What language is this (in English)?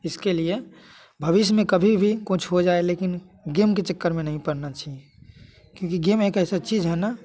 Hindi